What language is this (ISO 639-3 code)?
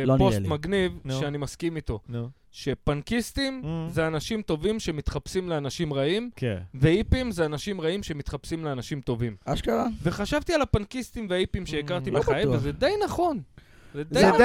heb